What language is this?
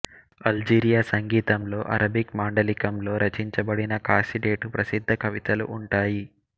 Telugu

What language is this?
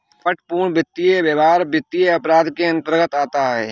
Hindi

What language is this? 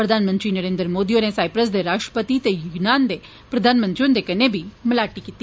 Dogri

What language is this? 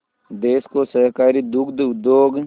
Hindi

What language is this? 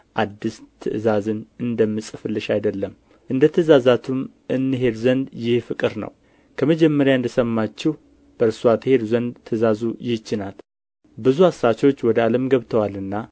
Amharic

